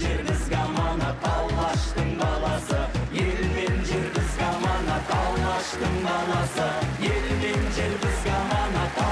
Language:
Turkish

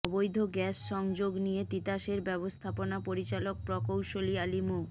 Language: Bangla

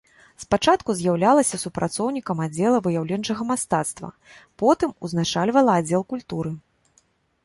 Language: Belarusian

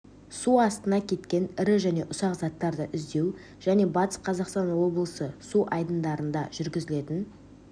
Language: Kazakh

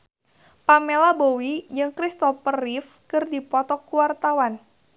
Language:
Sundanese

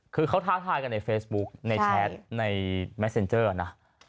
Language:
Thai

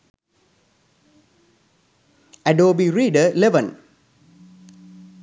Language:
Sinhala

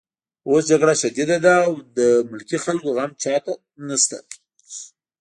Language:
Pashto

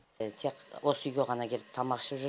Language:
Kazakh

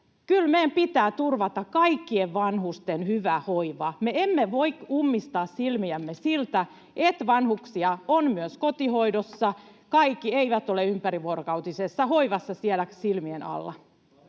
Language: Finnish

